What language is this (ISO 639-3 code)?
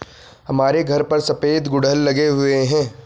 hin